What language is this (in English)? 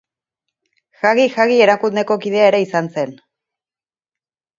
Basque